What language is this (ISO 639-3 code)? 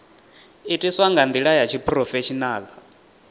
ven